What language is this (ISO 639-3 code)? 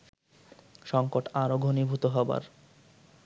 ben